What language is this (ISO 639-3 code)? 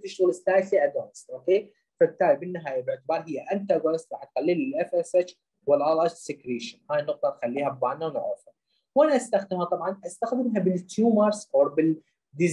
ara